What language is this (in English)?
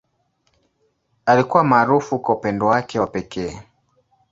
Swahili